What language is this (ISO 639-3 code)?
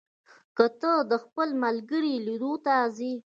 pus